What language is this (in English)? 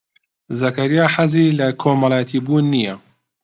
Central Kurdish